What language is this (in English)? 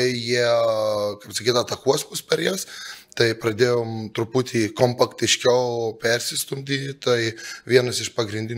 Lithuanian